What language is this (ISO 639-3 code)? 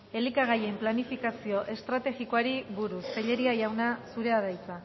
eus